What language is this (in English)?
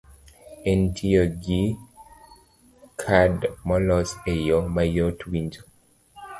Luo (Kenya and Tanzania)